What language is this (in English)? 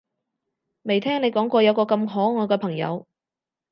Cantonese